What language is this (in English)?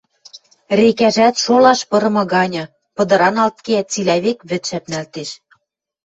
Western Mari